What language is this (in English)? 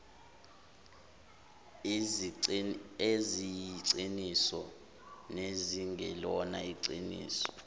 Zulu